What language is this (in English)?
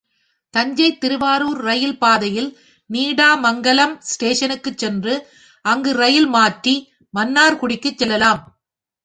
Tamil